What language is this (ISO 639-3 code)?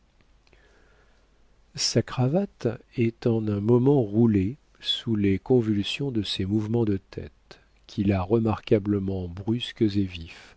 fra